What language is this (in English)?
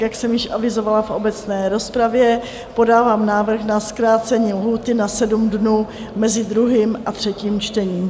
Czech